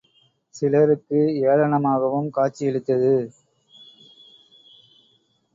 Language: Tamil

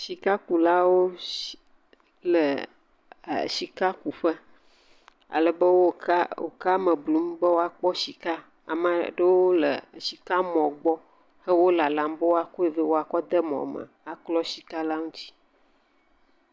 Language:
Ewe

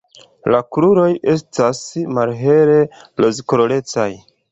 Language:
Esperanto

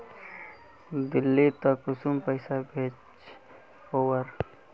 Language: Magahi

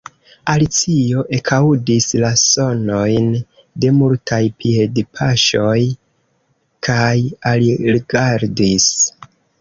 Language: Esperanto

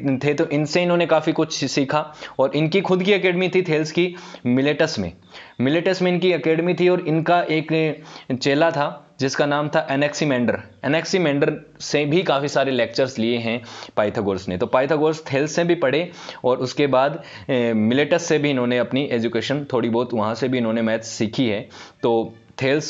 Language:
Hindi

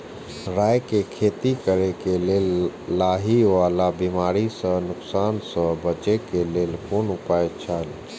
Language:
Maithili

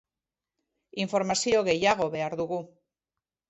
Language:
Basque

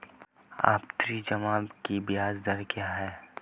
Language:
Hindi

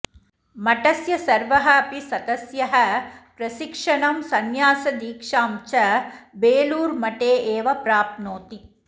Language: Sanskrit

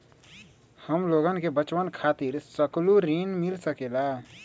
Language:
Magahi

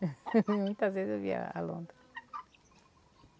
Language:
Portuguese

